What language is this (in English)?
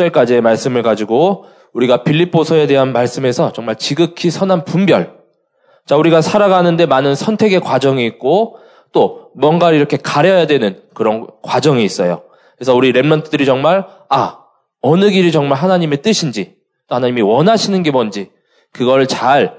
Korean